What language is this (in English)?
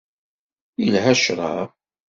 Kabyle